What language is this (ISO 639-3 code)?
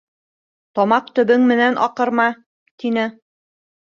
bak